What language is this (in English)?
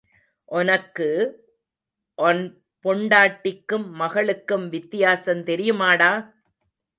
Tamil